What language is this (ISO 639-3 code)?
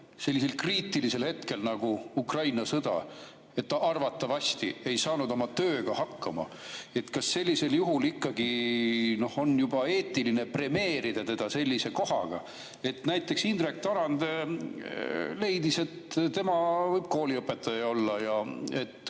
est